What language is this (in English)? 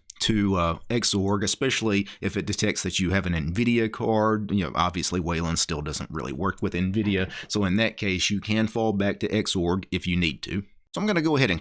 English